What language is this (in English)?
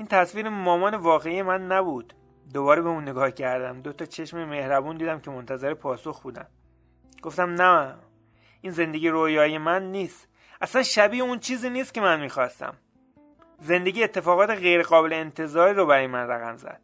Persian